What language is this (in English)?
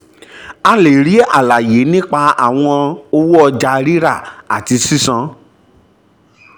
Yoruba